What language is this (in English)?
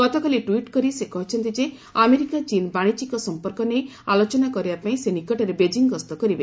Odia